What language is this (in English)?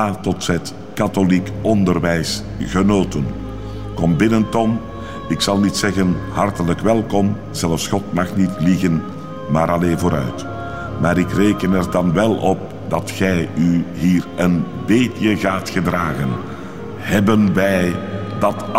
Dutch